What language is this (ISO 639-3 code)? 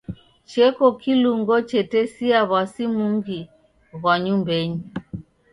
dav